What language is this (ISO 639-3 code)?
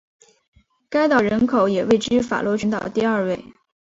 zho